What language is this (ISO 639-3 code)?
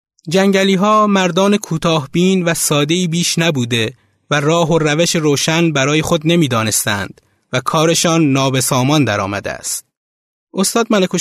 fas